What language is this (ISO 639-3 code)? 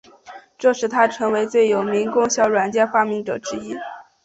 zho